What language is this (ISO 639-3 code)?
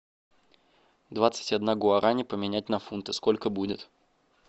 rus